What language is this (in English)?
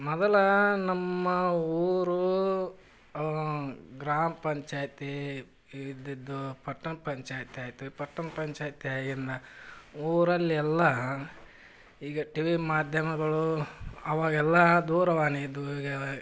Kannada